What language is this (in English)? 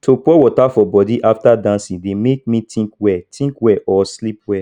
Nigerian Pidgin